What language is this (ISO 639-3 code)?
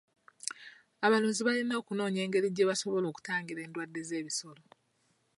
lug